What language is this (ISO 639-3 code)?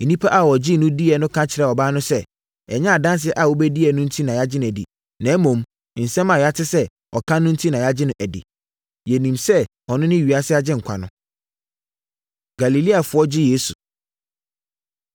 aka